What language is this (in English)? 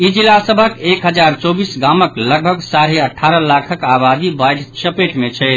Maithili